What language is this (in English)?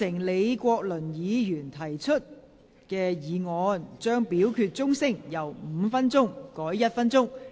Cantonese